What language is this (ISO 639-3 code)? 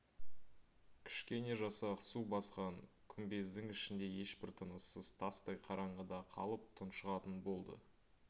kaz